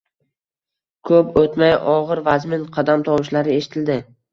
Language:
Uzbek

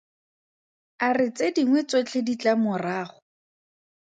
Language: Tswana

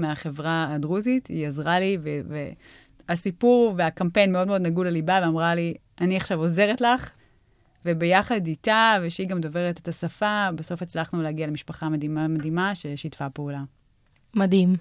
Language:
Hebrew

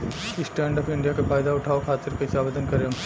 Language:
Bhojpuri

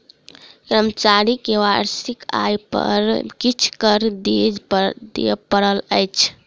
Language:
Maithili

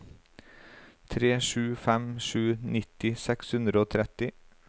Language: Norwegian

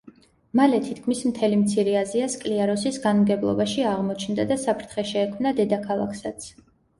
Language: Georgian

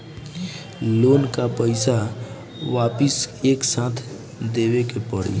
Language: Bhojpuri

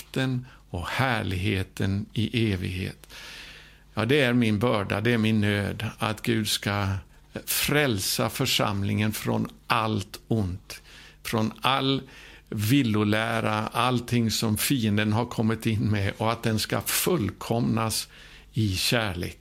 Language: Swedish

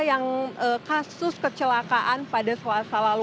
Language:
Indonesian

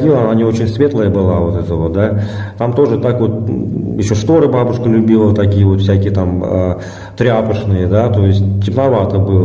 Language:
Russian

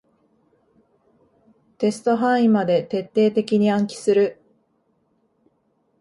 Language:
Japanese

